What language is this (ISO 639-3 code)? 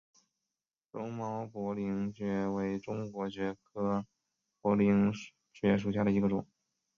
zho